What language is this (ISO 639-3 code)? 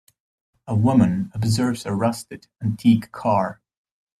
eng